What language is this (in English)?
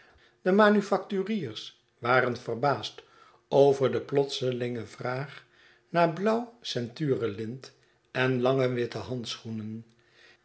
Dutch